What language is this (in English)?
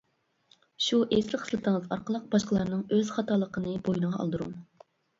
Uyghur